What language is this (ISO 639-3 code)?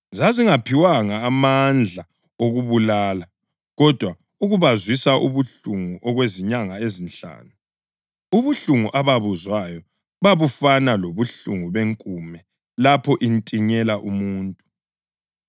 nde